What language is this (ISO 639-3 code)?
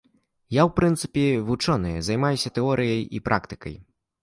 bel